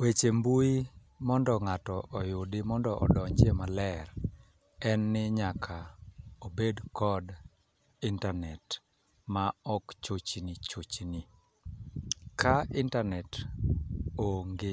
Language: Luo (Kenya and Tanzania)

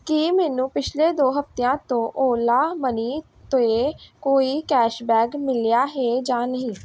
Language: Punjabi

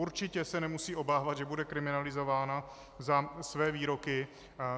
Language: Czech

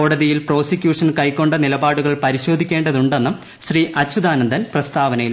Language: Malayalam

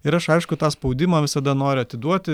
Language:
Lithuanian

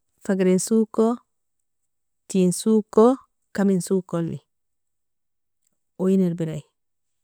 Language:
Nobiin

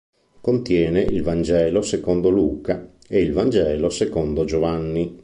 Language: Italian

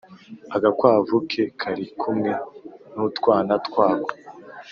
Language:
Kinyarwanda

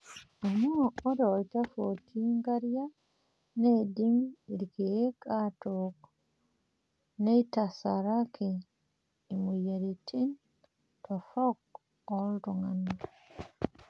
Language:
Masai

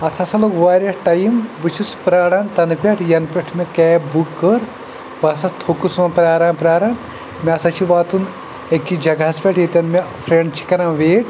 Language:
Kashmiri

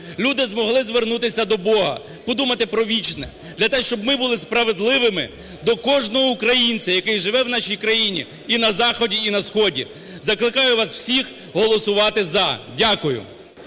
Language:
Ukrainian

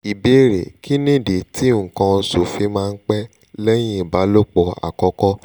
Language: Yoruba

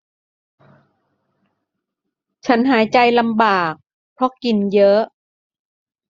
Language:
Thai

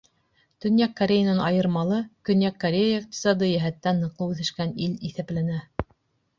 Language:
Bashkir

